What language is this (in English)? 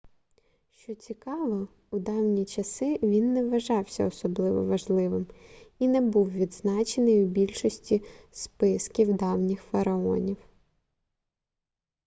Ukrainian